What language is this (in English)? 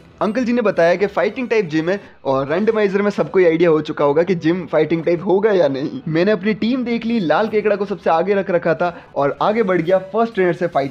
Hindi